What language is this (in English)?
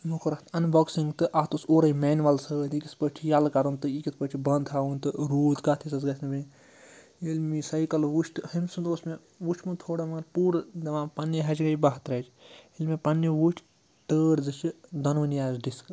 Kashmiri